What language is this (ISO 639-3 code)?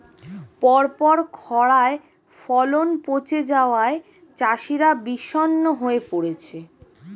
ben